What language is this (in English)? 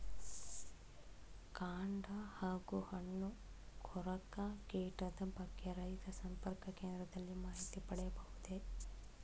Kannada